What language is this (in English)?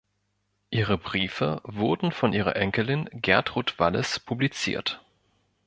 German